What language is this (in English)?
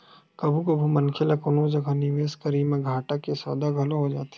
Chhattisgarhi